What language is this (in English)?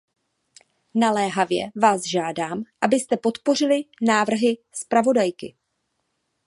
Czech